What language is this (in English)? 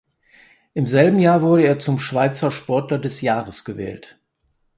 German